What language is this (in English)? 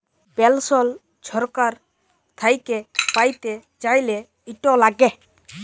Bangla